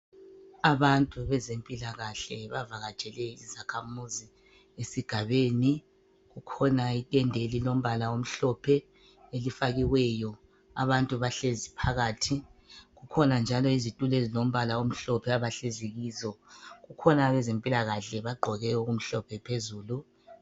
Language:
North Ndebele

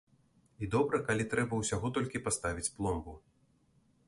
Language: Belarusian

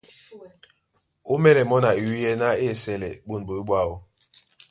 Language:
Duala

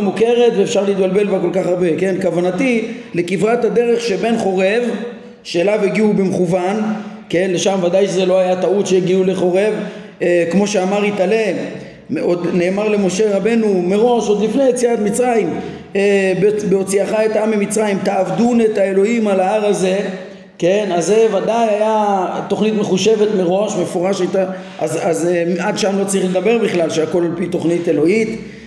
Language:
Hebrew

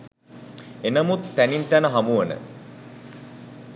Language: Sinhala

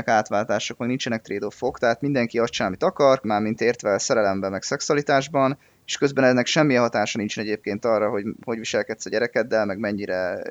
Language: Hungarian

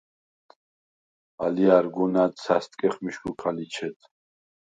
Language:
Svan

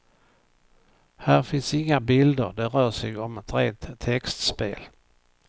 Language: Swedish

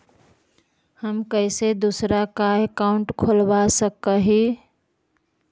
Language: Magahi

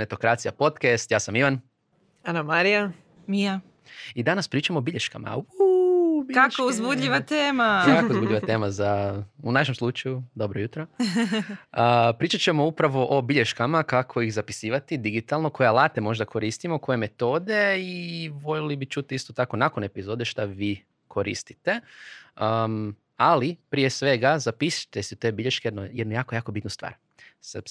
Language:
Croatian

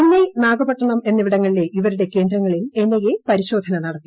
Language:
Malayalam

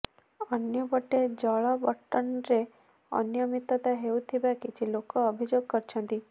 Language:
Odia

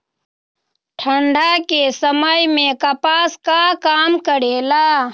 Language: Magahi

